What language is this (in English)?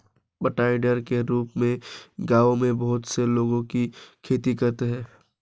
Hindi